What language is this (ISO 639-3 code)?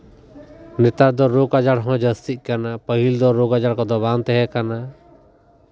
sat